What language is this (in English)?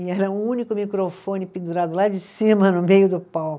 Portuguese